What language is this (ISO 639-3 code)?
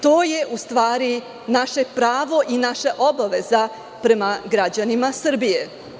srp